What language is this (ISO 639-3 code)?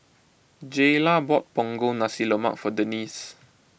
eng